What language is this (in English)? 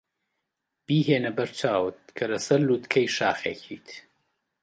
Central Kurdish